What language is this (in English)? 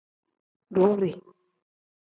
Tem